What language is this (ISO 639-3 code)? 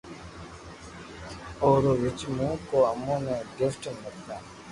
lrk